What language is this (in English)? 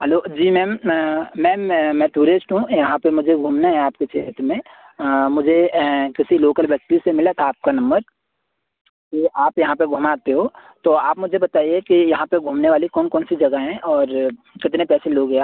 Hindi